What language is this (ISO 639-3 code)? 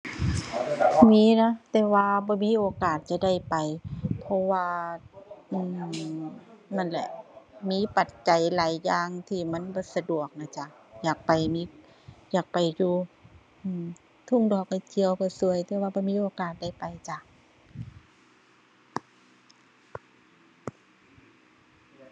tha